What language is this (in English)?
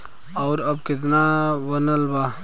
Bhojpuri